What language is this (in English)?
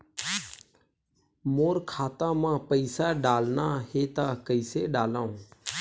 Chhattisgarhi